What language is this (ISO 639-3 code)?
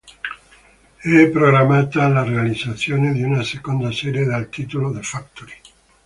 ita